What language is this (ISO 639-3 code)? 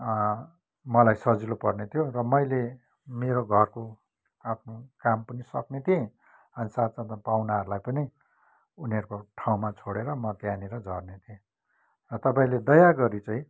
nep